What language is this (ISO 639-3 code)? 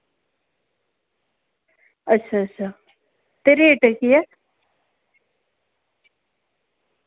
doi